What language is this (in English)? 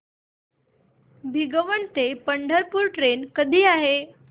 Marathi